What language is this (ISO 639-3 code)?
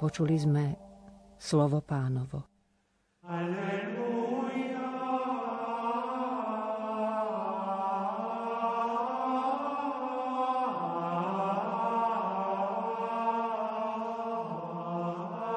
slk